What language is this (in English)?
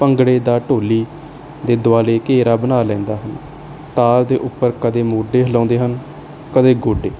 Punjabi